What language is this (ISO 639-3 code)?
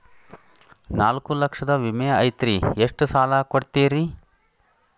kan